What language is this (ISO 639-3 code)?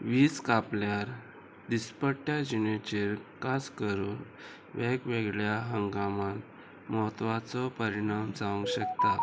kok